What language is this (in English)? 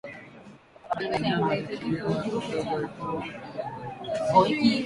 Swahili